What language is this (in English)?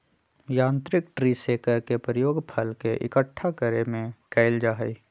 Magahi